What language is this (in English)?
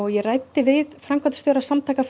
Icelandic